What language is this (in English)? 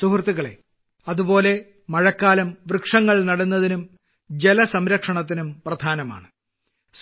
Malayalam